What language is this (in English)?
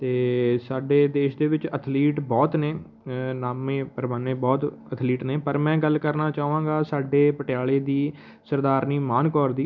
Punjabi